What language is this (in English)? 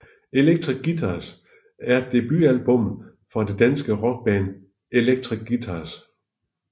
Danish